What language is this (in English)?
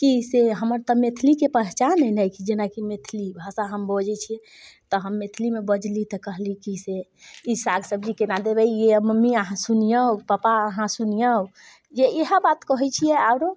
Maithili